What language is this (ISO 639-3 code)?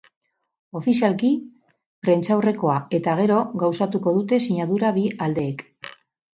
eus